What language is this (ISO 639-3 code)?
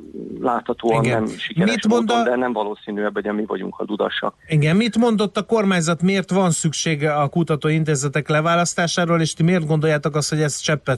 hun